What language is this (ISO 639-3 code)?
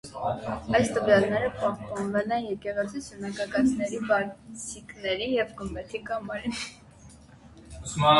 hye